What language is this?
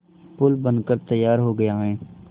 Hindi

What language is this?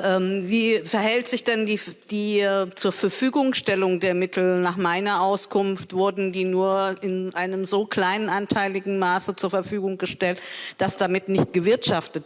German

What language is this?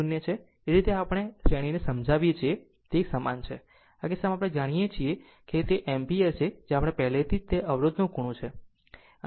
Gujarati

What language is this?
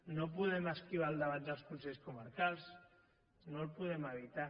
Catalan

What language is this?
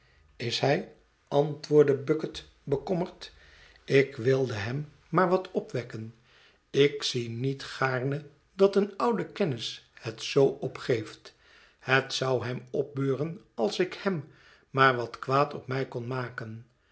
Dutch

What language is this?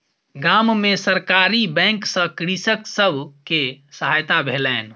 Maithili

